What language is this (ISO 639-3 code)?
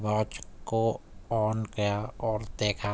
urd